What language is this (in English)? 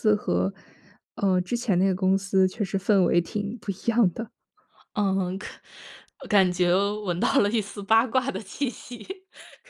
Chinese